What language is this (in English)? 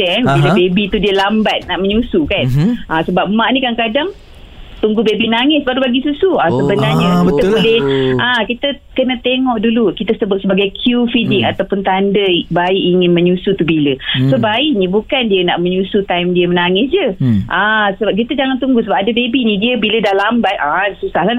Malay